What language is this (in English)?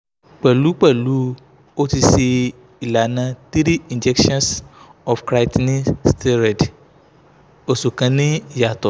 Yoruba